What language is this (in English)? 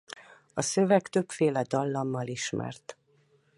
Hungarian